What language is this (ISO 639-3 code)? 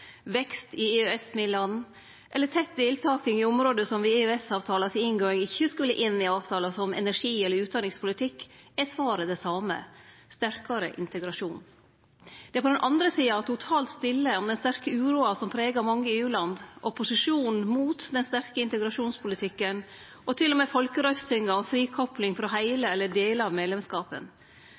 nno